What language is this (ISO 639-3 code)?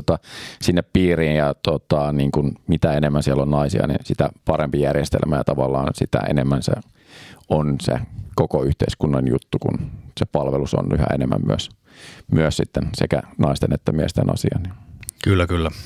fin